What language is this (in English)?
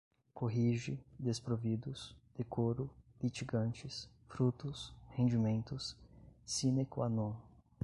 Portuguese